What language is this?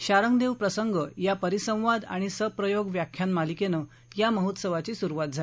Marathi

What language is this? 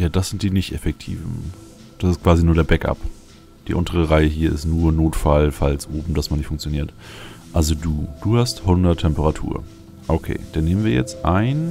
German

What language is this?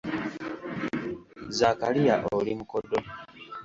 Ganda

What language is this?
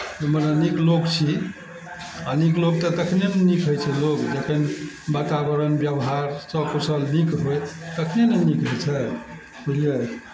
Maithili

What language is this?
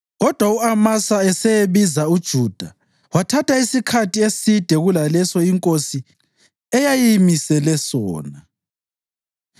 North Ndebele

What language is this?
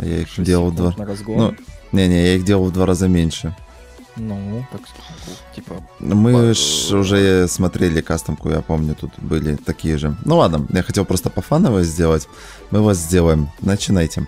Russian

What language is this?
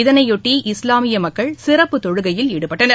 Tamil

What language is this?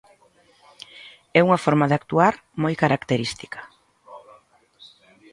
Galician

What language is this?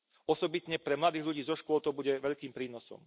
Slovak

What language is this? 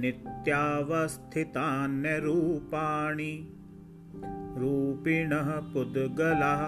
Hindi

